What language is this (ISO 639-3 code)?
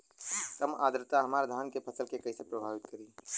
bho